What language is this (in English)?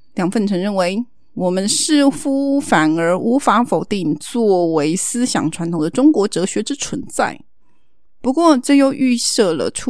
Chinese